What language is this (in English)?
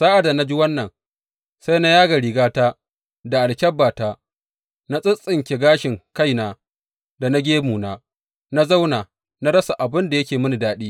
Hausa